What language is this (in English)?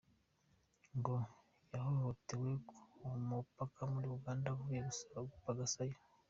Kinyarwanda